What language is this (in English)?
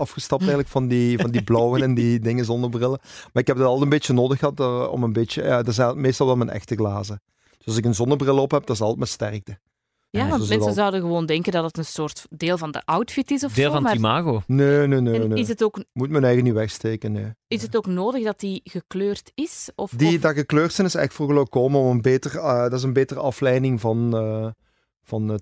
Dutch